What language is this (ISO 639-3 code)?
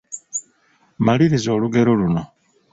lug